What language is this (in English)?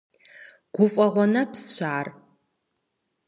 Kabardian